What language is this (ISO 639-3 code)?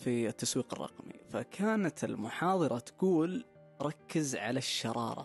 ara